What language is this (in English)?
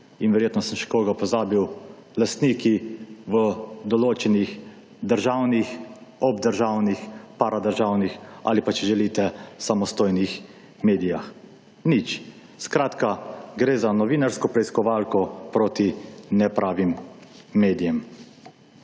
Slovenian